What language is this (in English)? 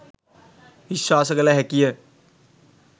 Sinhala